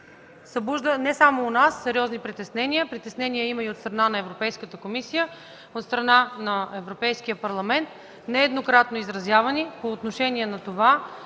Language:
Bulgarian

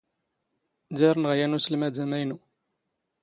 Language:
Standard Moroccan Tamazight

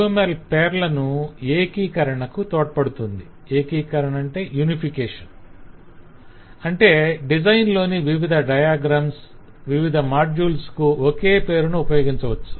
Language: Telugu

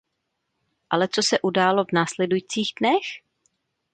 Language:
Czech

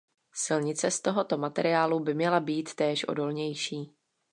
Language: Czech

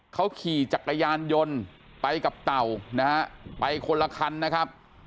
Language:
Thai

